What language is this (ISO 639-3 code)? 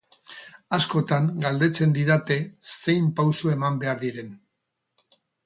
eus